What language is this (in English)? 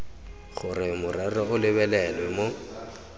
Tswana